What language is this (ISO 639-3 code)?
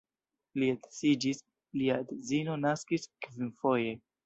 epo